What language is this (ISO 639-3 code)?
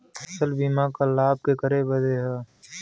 bho